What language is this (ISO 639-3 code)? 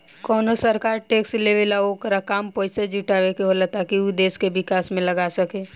bho